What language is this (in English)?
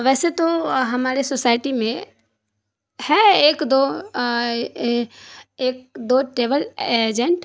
Urdu